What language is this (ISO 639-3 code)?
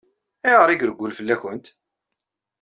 kab